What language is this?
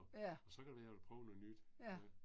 Danish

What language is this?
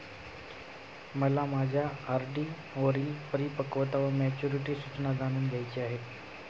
Marathi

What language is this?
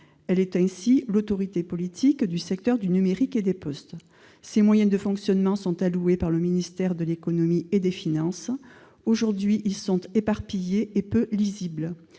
French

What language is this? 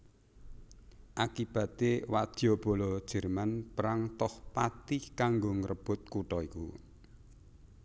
Javanese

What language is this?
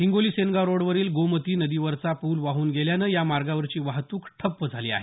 Marathi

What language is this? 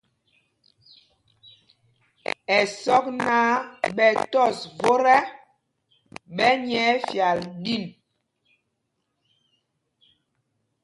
Mpumpong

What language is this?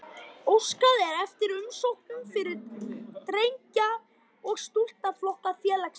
Icelandic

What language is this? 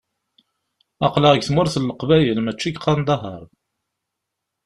Kabyle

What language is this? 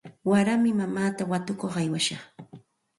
Santa Ana de Tusi Pasco Quechua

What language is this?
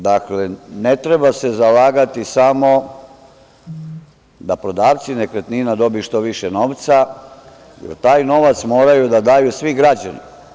Serbian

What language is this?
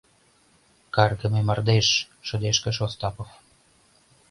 Mari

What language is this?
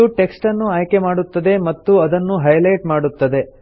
Kannada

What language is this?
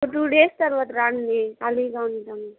Telugu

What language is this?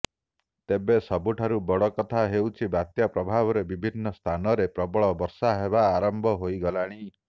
Odia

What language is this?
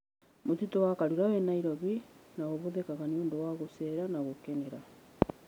Kikuyu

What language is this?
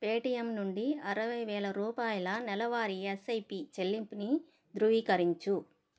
Telugu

